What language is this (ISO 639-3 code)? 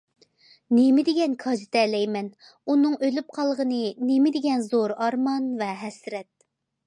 uig